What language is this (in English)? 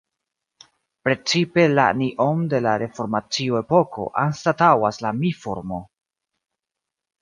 Esperanto